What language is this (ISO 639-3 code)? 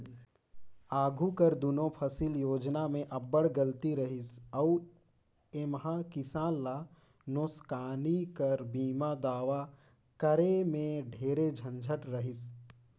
hne